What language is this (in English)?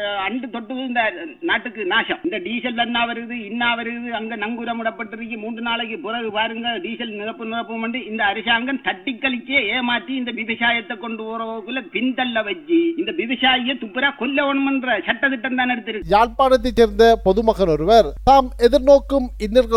Tamil